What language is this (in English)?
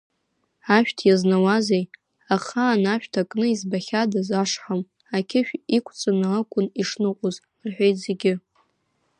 Abkhazian